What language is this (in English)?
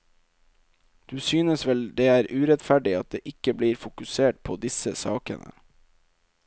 Norwegian